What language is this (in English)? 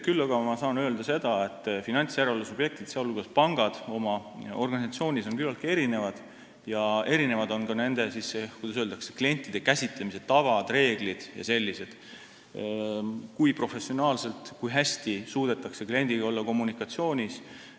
Estonian